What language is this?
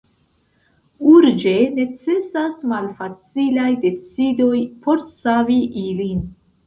Esperanto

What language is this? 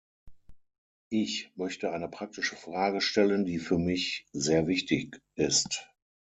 German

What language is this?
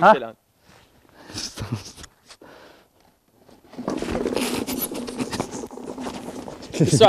Arabic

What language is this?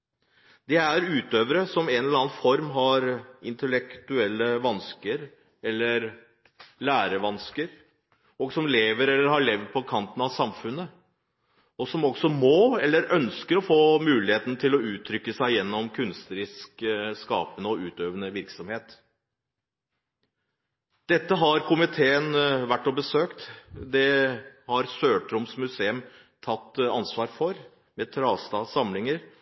Norwegian Bokmål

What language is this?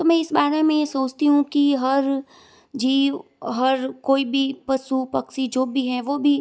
Hindi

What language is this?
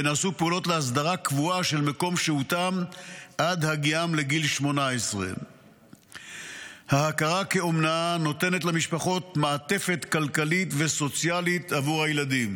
Hebrew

